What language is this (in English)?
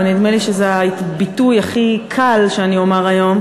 Hebrew